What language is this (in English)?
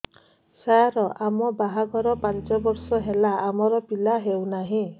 Odia